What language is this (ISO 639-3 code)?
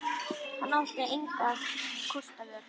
isl